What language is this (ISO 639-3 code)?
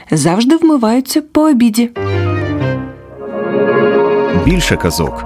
ukr